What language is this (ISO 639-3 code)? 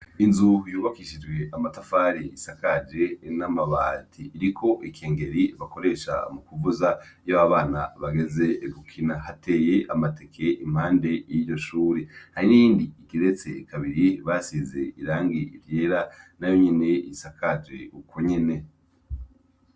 run